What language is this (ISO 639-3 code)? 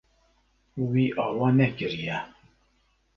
kur